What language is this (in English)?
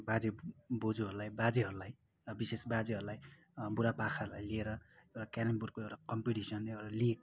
Nepali